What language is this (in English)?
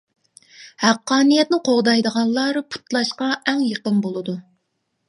Uyghur